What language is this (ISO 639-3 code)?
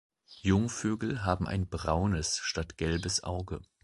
deu